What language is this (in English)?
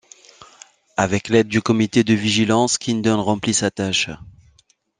French